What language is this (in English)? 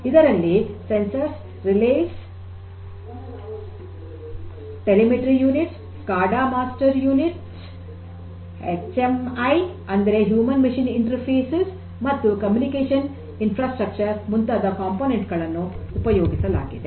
Kannada